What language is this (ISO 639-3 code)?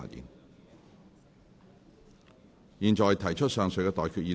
yue